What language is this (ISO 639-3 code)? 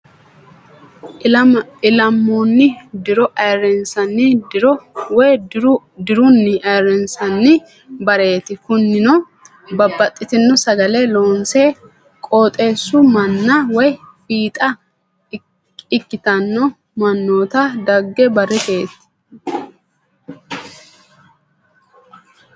sid